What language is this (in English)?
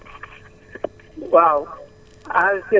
Wolof